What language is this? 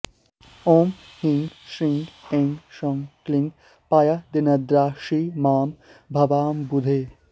Sanskrit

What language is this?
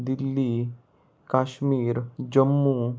Konkani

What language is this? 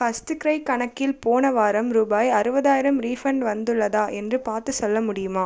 Tamil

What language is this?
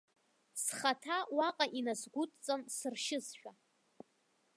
Abkhazian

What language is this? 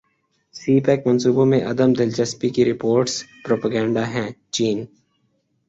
Urdu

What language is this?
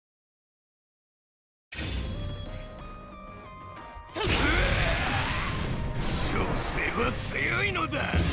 Japanese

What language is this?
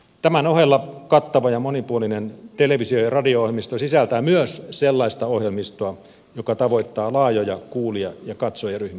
Finnish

